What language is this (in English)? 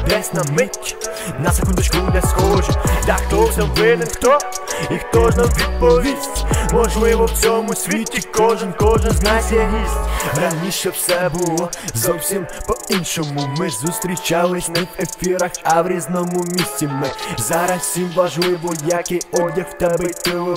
Russian